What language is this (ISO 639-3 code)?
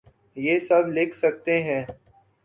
urd